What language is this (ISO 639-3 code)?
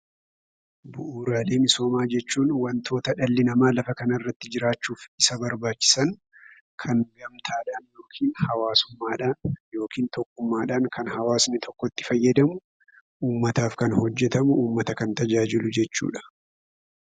orm